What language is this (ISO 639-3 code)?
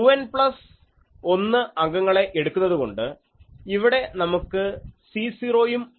mal